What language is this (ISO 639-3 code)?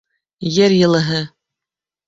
bak